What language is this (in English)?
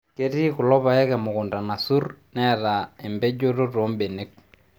Masai